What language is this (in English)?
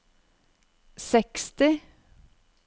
Norwegian